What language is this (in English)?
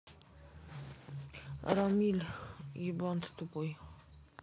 Russian